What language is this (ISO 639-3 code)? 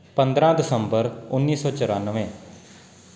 pan